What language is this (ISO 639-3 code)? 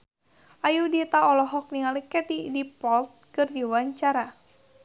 sun